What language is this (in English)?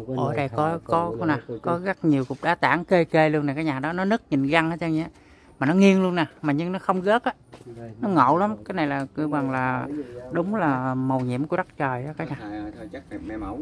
Vietnamese